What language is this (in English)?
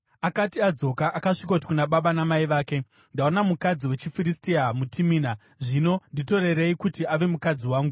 Shona